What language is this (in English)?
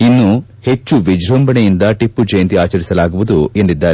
Kannada